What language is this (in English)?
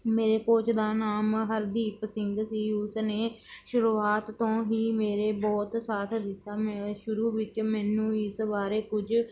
Punjabi